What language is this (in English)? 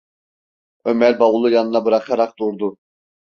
Turkish